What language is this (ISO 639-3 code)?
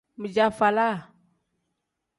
kdh